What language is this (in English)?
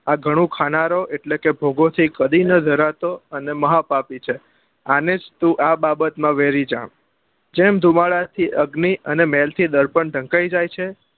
Gujarati